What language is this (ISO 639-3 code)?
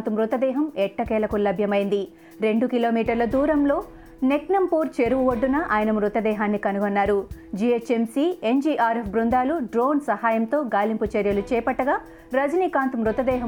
tel